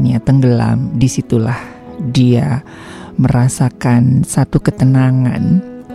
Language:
Indonesian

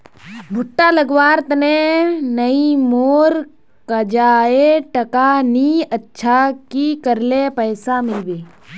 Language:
Magahi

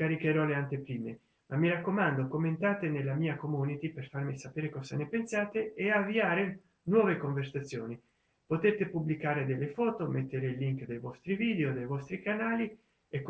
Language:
Italian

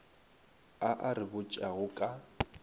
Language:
Northern Sotho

